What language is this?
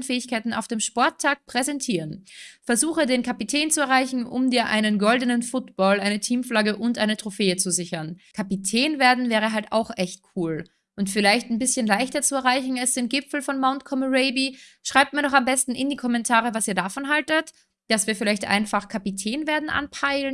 German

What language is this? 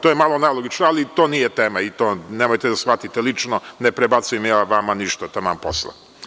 Serbian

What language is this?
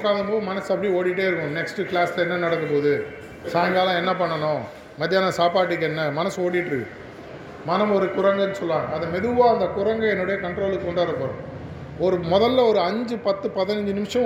Tamil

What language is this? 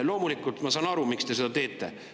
Estonian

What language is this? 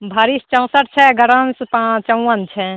Maithili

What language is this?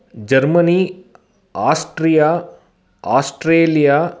Sanskrit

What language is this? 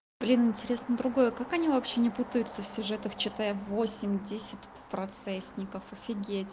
Russian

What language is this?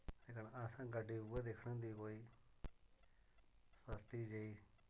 Dogri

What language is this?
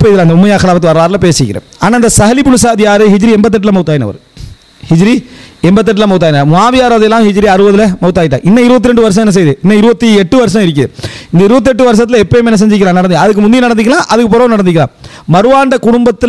Arabic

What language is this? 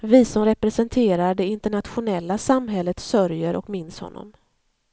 Swedish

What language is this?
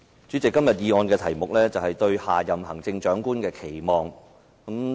Cantonese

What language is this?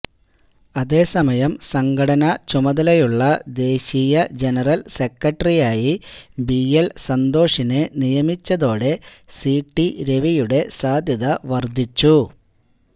Malayalam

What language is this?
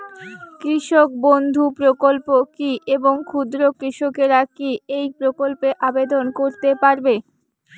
Bangla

